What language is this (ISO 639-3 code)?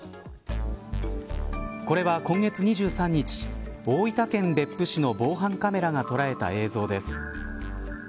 jpn